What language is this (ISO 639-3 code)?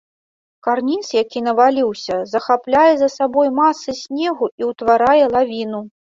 bel